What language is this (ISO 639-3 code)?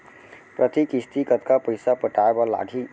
hne